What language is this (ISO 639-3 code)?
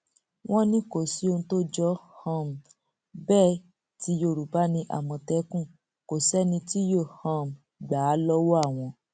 yor